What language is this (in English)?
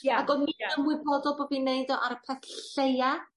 Welsh